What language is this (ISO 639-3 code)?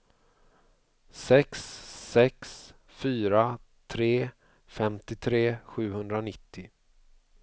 swe